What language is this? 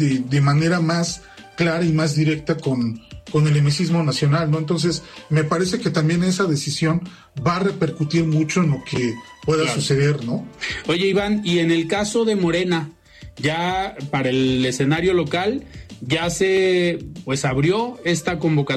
Spanish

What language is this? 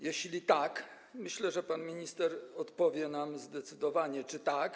Polish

